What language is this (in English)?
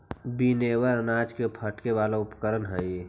Magahi